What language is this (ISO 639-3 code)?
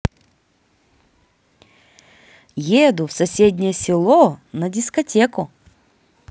rus